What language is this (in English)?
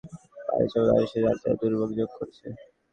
Bangla